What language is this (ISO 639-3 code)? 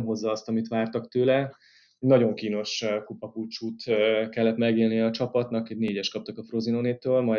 hun